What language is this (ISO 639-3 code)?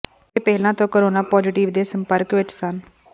pan